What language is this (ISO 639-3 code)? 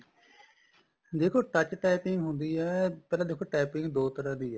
pan